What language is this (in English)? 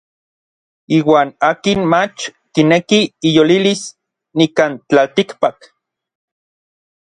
Orizaba Nahuatl